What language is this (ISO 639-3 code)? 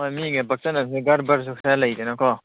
mni